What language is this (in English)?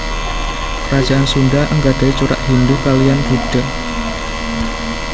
Javanese